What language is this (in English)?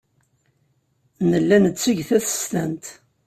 Kabyle